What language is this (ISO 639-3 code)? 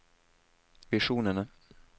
nor